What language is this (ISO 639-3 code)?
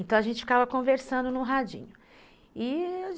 por